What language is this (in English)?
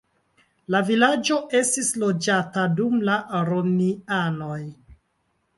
Esperanto